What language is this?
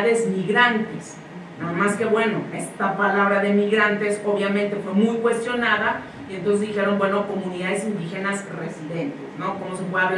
Spanish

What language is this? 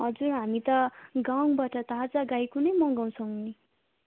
Nepali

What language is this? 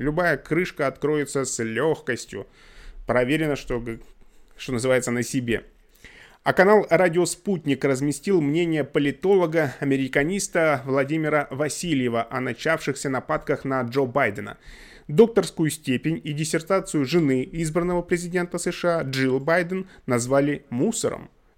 Russian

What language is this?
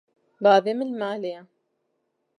Kurdish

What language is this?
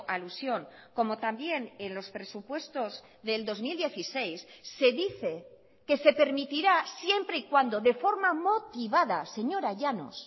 Spanish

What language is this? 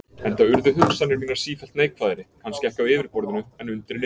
Icelandic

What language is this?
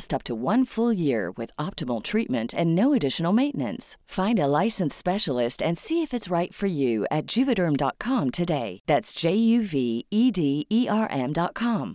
Filipino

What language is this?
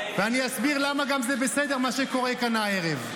Hebrew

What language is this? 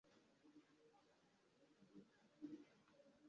Kinyarwanda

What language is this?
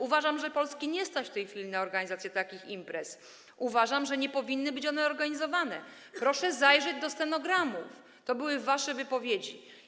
Polish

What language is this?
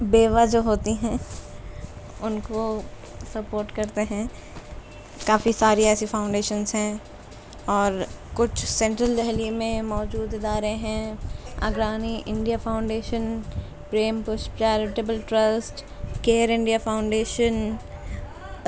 Urdu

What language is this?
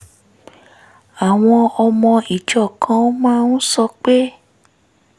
Yoruba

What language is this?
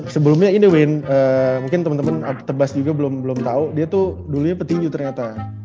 Indonesian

